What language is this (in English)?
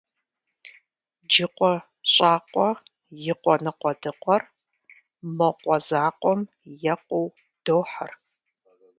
Kabardian